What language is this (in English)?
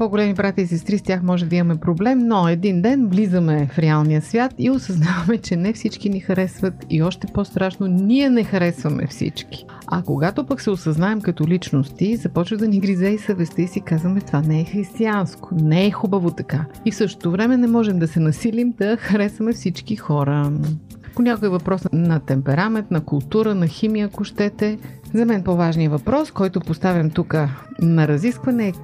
Bulgarian